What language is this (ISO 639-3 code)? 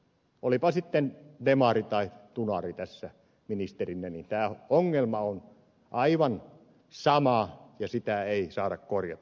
fin